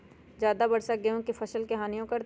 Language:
Magahi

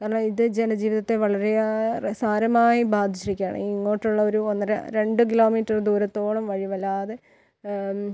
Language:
Malayalam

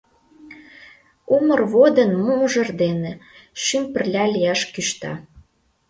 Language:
Mari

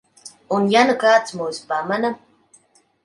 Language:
Latvian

